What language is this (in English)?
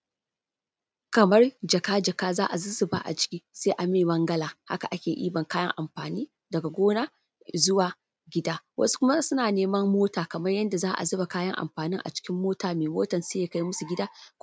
Hausa